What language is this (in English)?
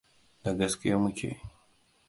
Hausa